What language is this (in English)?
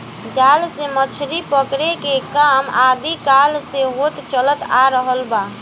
Bhojpuri